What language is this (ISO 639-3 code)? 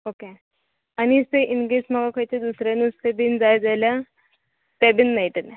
kok